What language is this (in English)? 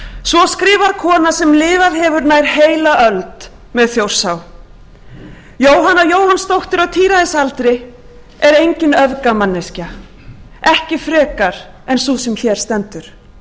Icelandic